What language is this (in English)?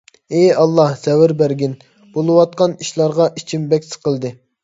Uyghur